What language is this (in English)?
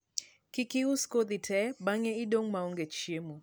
Luo (Kenya and Tanzania)